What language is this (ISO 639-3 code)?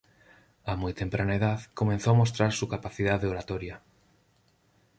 spa